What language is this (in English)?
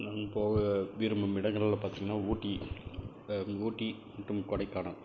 Tamil